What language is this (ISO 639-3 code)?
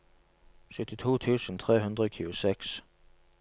nor